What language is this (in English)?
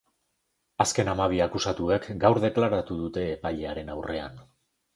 Basque